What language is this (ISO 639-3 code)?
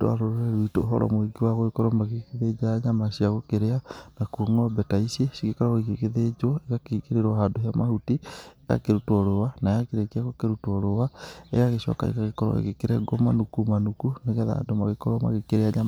kik